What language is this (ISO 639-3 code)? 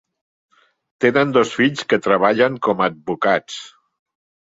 cat